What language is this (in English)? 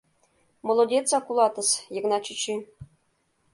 Mari